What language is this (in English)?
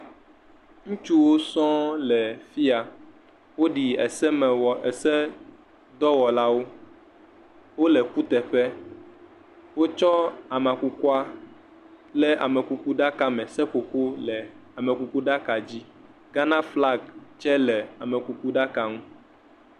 Ewe